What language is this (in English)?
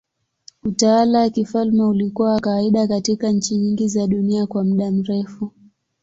Swahili